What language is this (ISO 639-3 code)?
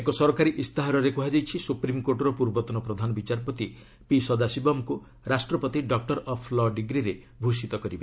ori